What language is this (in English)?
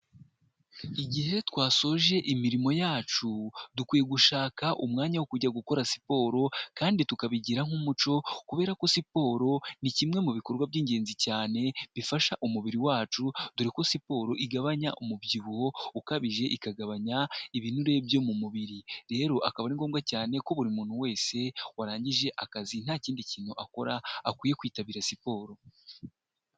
Kinyarwanda